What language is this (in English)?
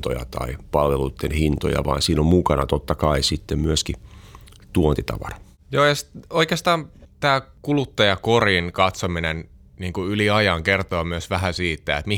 Finnish